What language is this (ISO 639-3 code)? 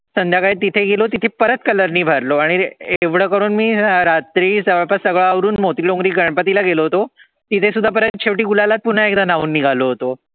mar